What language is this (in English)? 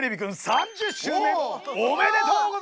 Japanese